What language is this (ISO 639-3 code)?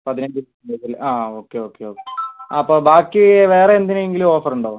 mal